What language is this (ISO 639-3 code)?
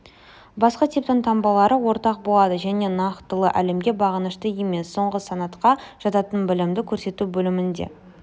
kaz